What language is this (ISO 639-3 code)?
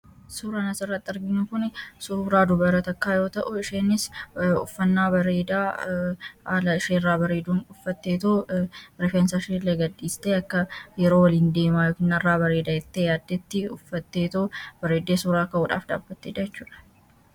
orm